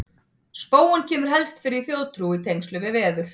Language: Icelandic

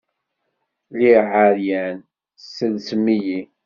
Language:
Kabyle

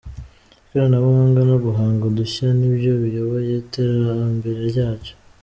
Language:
Kinyarwanda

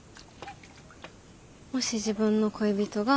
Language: Japanese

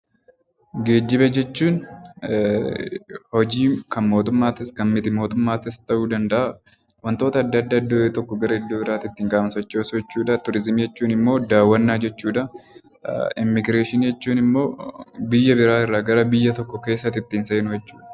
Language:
Oromo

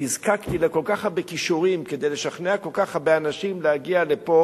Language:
Hebrew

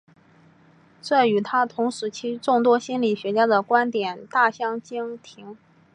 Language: Chinese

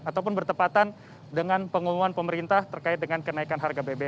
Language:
Indonesian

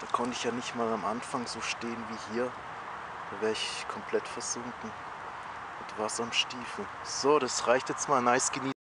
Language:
German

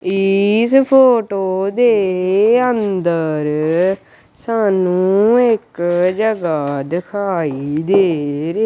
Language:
Punjabi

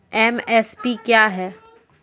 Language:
Maithili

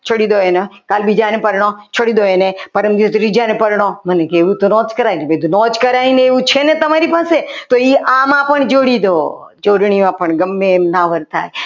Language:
Gujarati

